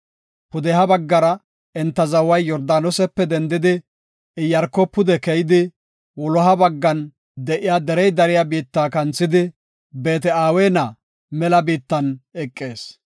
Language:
Gofa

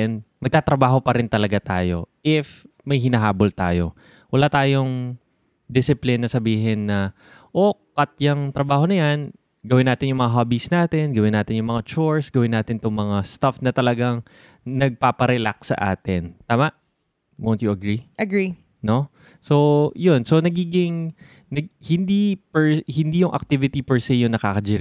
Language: Filipino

